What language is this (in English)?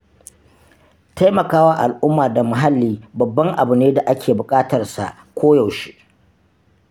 Hausa